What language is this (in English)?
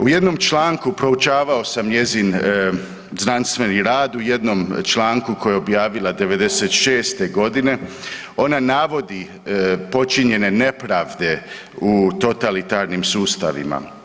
Croatian